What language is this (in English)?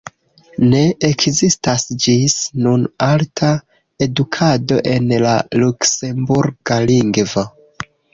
Esperanto